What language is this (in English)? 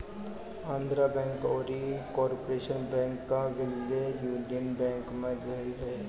Bhojpuri